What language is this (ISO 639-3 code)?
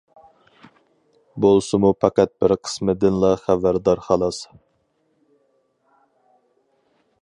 uig